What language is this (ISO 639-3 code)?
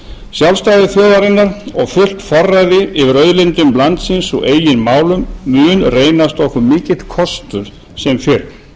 isl